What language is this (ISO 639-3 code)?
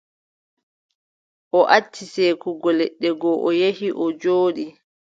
fub